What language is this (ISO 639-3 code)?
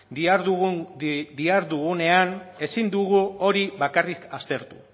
eus